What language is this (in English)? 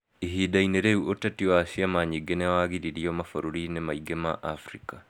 Kikuyu